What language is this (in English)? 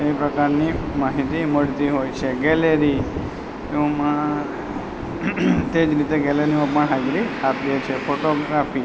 Gujarati